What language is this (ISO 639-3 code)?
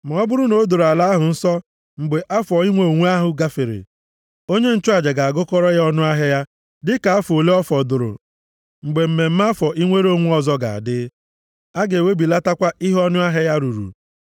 ibo